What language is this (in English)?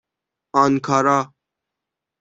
Persian